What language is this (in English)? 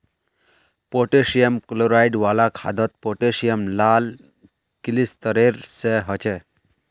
Magahi